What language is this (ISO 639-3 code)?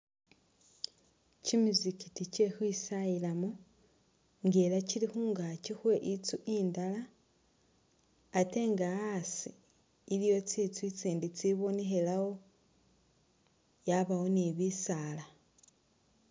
myx